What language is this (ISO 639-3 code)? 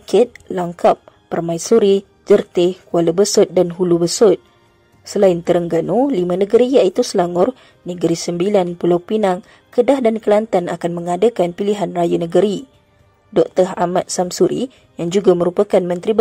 msa